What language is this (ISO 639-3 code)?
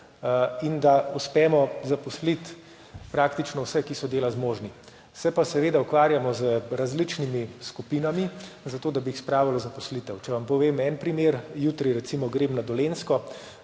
slv